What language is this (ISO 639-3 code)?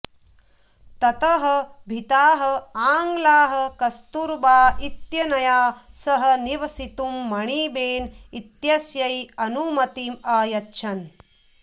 san